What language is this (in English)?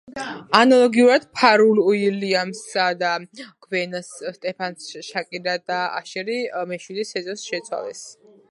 Georgian